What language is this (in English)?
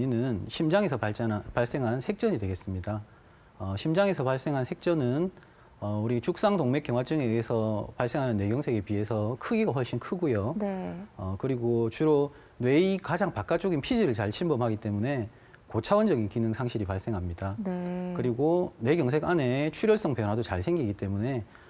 Korean